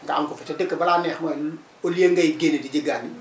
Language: Wolof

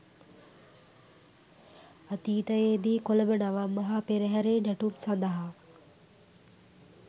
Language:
Sinhala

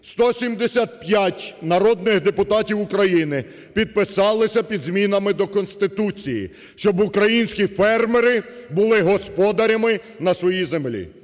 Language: Ukrainian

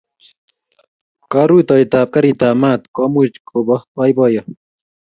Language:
Kalenjin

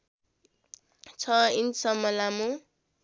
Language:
Nepali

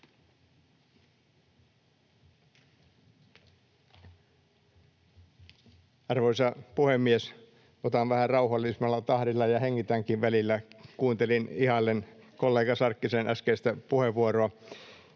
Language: Finnish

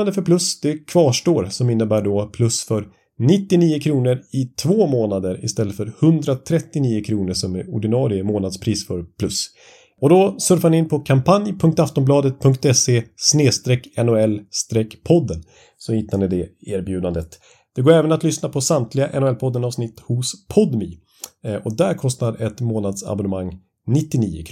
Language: Swedish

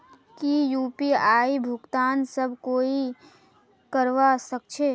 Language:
Magahi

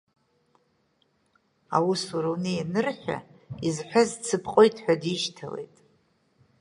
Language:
Abkhazian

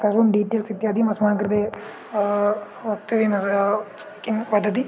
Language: Sanskrit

